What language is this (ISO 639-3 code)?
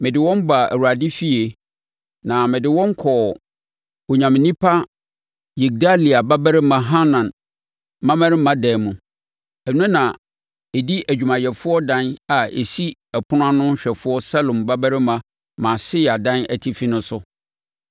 aka